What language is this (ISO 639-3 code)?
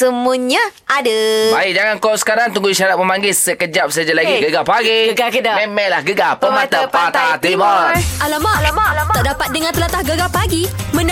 msa